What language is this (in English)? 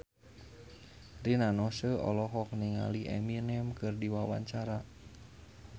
Sundanese